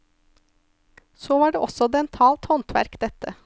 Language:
Norwegian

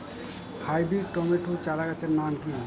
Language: Bangla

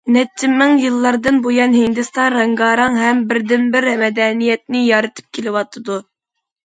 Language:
Uyghur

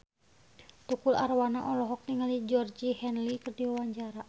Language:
Sundanese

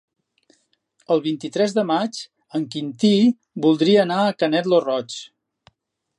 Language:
Catalan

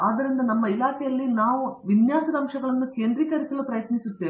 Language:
Kannada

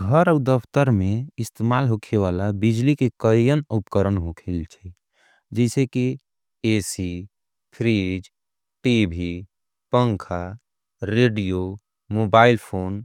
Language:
Angika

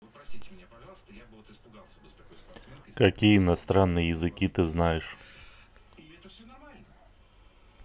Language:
Russian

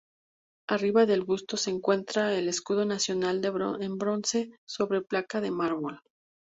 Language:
Spanish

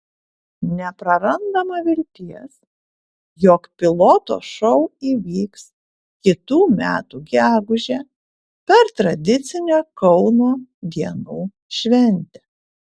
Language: Lithuanian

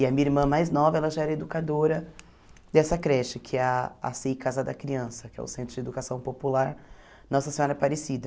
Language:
Portuguese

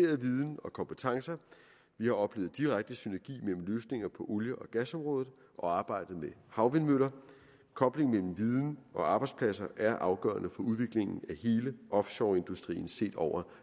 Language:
Danish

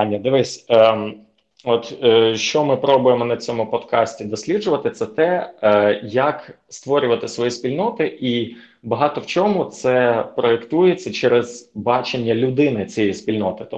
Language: Ukrainian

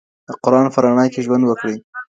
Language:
Pashto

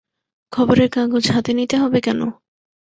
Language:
Bangla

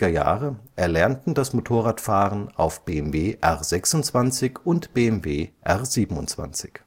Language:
German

